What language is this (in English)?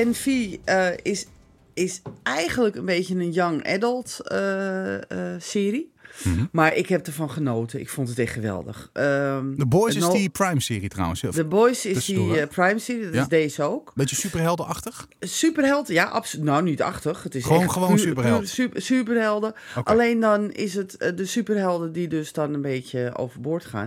Dutch